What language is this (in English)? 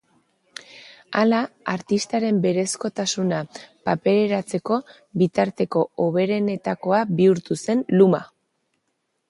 Basque